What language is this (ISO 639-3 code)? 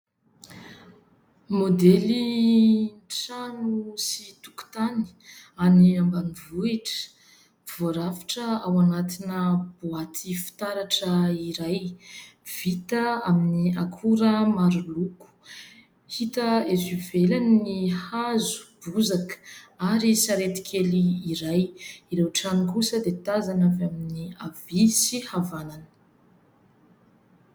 mlg